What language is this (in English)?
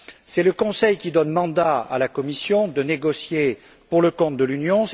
French